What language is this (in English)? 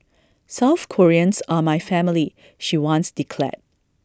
English